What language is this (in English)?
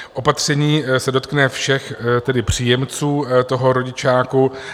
Czech